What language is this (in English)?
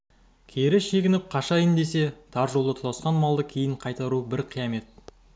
Kazakh